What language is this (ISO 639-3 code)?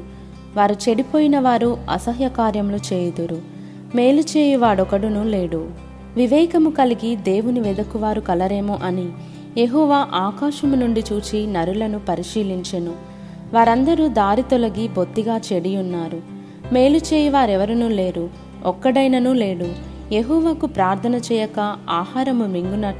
tel